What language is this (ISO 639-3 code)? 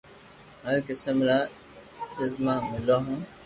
lrk